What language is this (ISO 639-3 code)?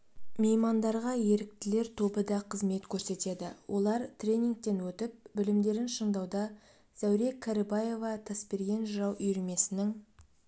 kaz